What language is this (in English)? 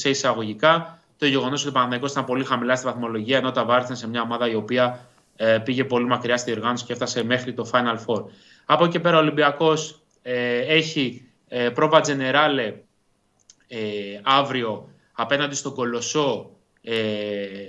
Greek